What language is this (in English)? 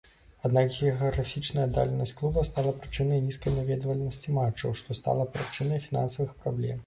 Belarusian